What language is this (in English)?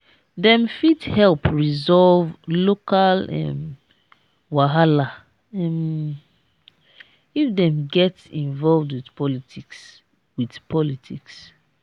Nigerian Pidgin